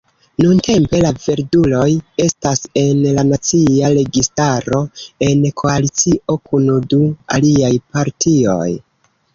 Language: Esperanto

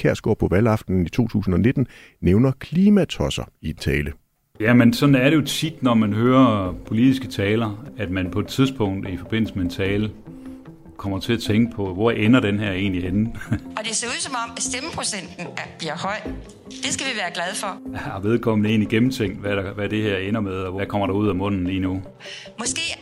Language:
Danish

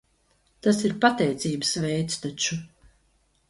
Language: Latvian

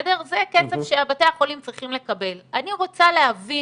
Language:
Hebrew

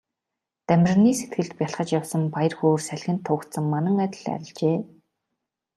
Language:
Mongolian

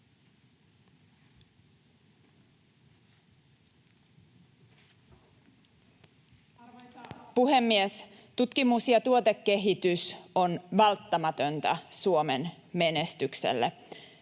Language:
Finnish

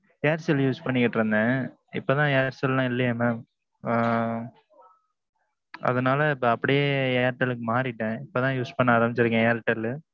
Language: Tamil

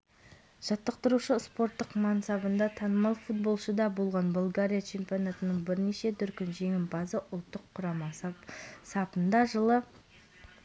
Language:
Kazakh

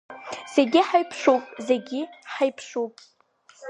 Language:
Abkhazian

